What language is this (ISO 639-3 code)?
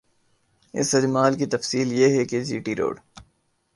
urd